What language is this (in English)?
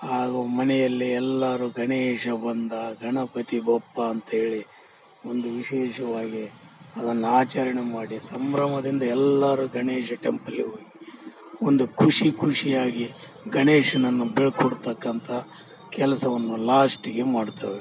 Kannada